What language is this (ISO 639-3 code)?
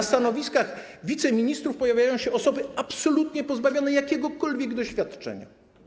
pol